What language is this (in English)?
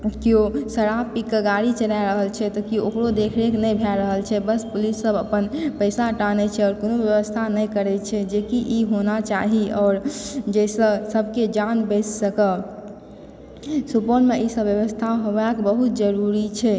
Maithili